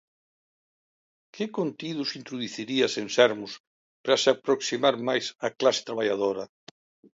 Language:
Galician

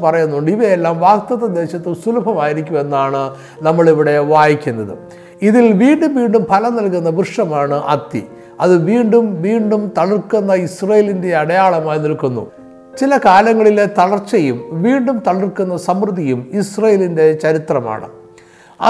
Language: Malayalam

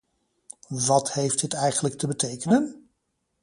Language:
Dutch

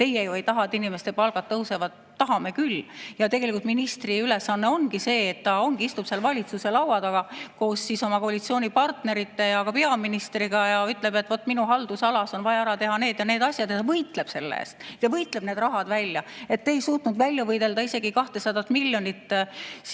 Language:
Estonian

